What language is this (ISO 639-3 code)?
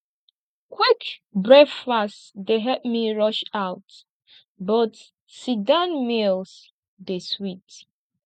pcm